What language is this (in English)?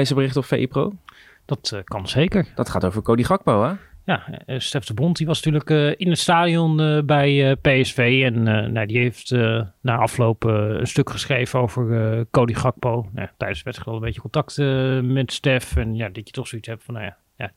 Dutch